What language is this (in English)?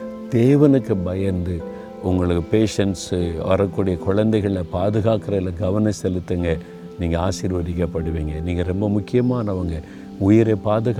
Tamil